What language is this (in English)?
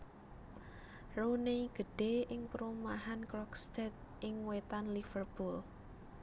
Javanese